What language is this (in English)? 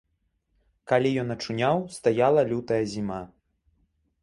Belarusian